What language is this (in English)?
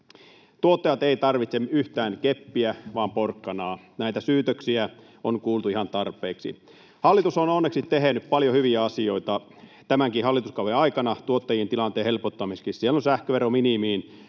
Finnish